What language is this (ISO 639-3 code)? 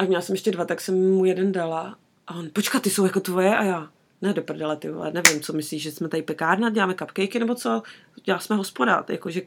ces